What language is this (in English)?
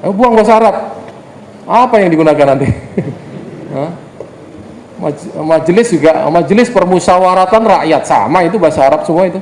Indonesian